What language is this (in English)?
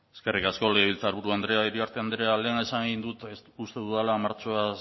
Basque